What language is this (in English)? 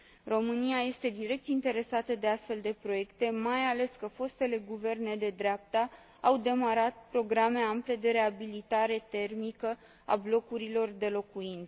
Romanian